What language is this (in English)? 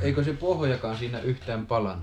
Finnish